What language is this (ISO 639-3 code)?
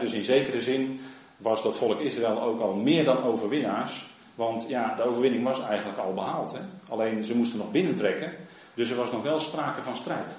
nld